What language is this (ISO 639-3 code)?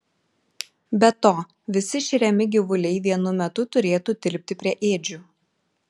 lit